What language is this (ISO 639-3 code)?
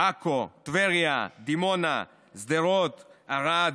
heb